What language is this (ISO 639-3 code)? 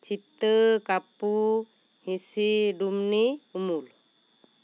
sat